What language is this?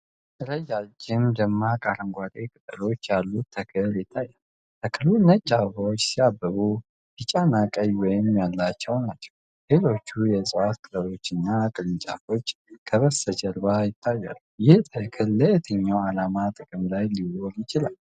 Amharic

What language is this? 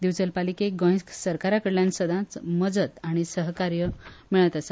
Konkani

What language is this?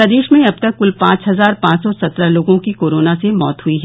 Hindi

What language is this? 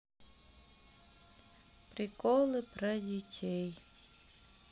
Russian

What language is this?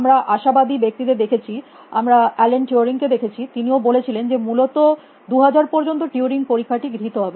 Bangla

